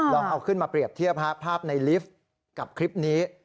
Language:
Thai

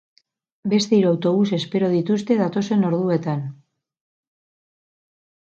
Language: Basque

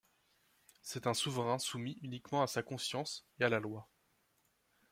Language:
French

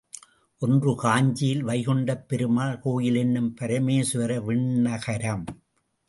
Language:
Tamil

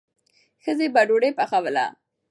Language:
Pashto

